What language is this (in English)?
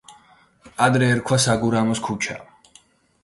Georgian